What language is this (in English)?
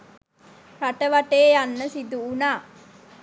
Sinhala